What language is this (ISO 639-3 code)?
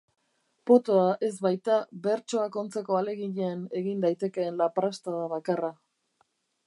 eus